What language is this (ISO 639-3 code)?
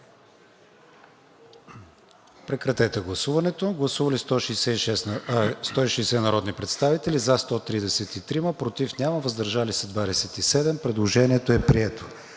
bul